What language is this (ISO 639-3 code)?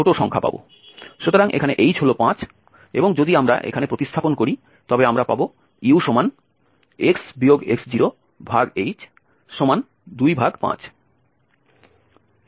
ben